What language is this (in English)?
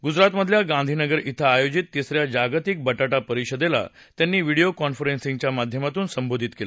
Marathi